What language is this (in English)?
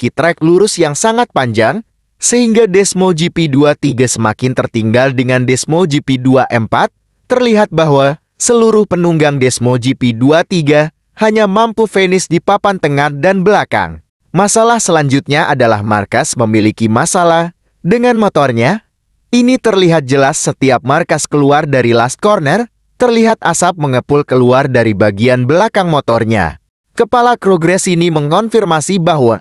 Indonesian